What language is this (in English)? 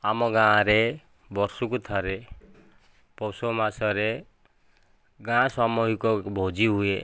Odia